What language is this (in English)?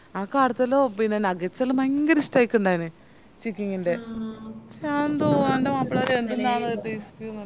Malayalam